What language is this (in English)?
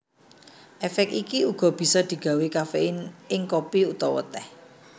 Javanese